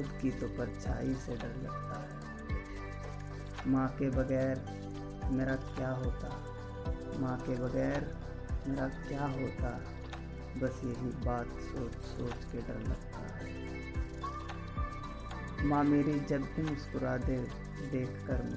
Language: Hindi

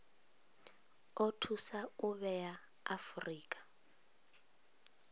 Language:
Venda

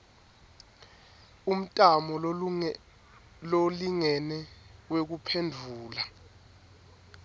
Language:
Swati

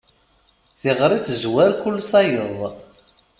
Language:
Kabyle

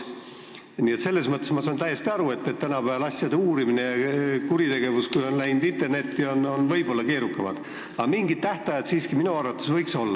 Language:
Estonian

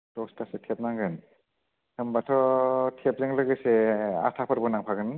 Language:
Bodo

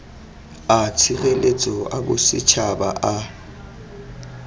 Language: Tswana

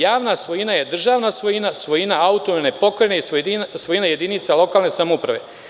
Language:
Serbian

